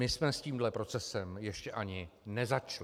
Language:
Czech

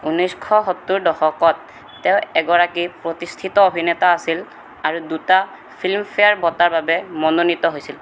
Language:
Assamese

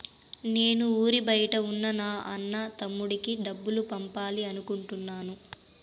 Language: Telugu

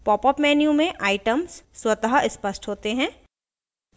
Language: Hindi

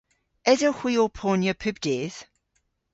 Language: Cornish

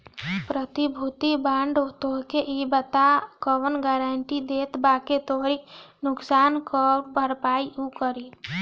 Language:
Bhojpuri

